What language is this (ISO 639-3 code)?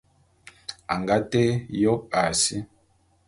bum